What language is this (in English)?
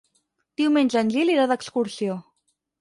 Catalan